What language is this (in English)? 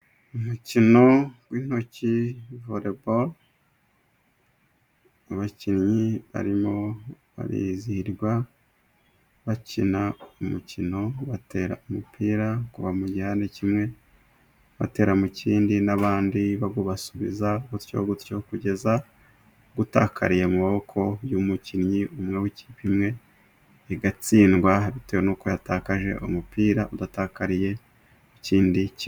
Kinyarwanda